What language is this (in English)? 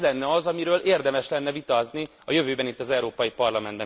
Hungarian